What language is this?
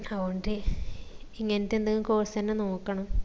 Malayalam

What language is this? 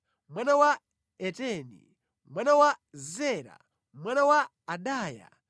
Nyanja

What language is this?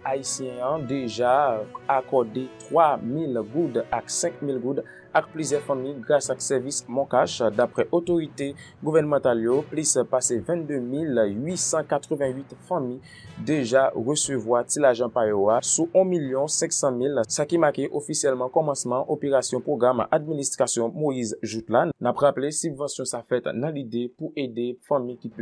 French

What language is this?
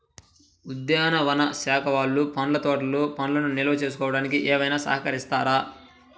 Telugu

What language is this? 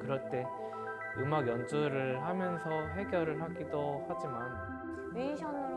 Korean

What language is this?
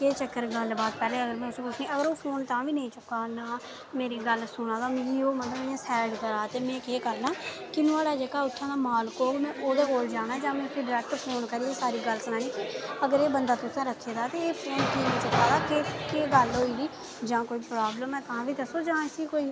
Dogri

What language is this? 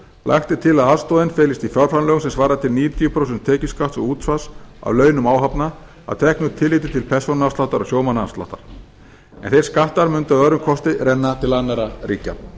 Icelandic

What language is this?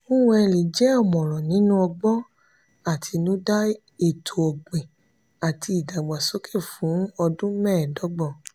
Yoruba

